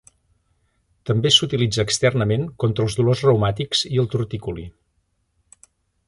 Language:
Catalan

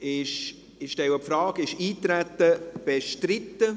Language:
Swiss German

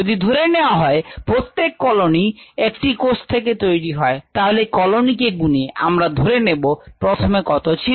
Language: Bangla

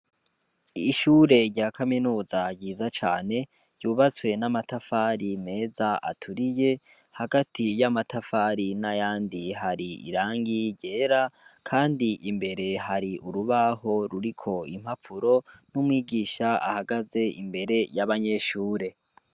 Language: Rundi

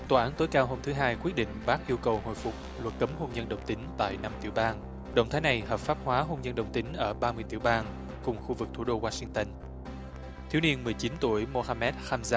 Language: Vietnamese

